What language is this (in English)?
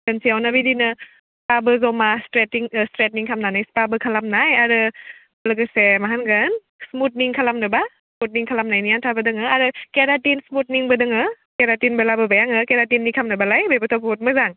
Bodo